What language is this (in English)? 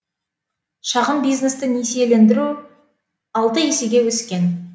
Kazakh